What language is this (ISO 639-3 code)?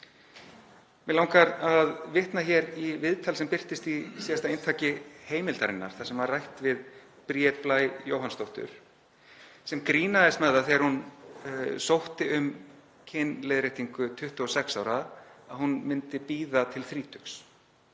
isl